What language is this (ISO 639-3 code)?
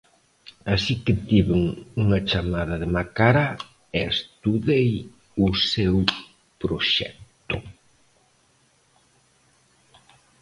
glg